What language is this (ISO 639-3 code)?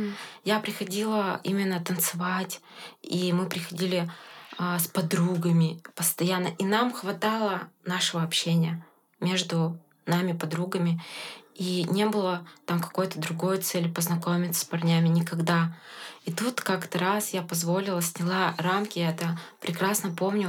rus